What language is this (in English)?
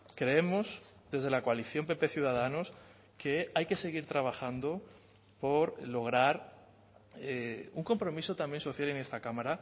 Spanish